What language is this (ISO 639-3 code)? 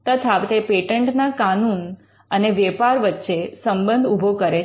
guj